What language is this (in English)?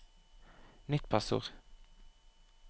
Norwegian